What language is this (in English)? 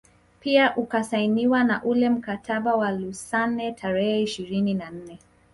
Swahili